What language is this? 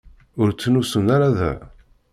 Kabyle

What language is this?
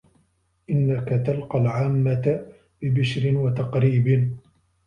Arabic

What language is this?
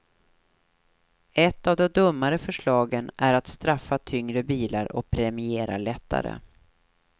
Swedish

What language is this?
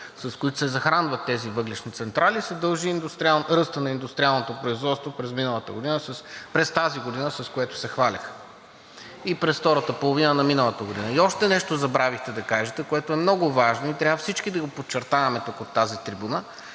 Bulgarian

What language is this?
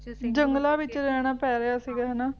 Punjabi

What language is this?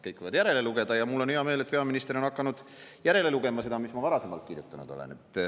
Estonian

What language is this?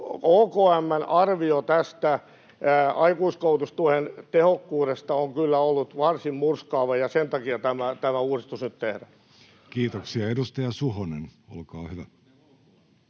Finnish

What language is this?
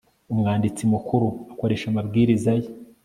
Kinyarwanda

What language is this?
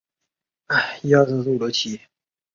Chinese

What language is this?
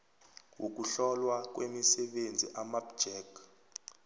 South Ndebele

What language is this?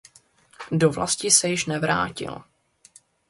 Czech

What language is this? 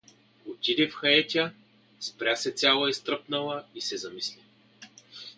Bulgarian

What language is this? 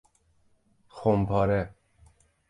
Persian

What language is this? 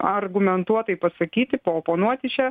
Lithuanian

